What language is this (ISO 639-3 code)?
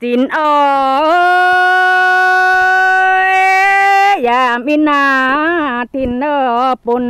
tha